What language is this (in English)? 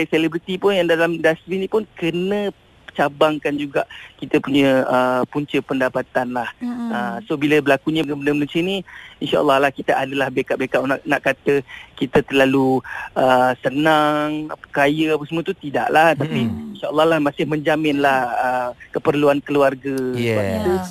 Malay